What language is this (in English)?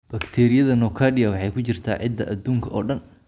Somali